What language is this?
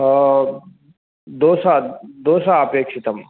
Sanskrit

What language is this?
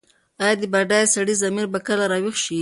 Pashto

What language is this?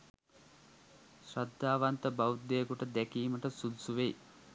Sinhala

